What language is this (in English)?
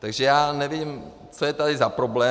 Czech